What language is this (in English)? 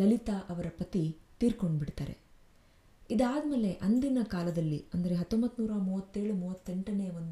Kannada